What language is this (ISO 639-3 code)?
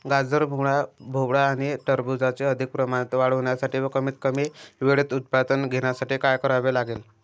mar